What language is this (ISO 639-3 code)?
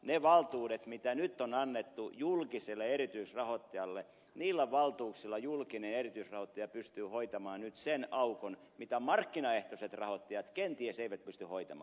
fin